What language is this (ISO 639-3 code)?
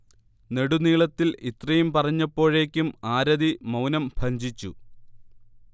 mal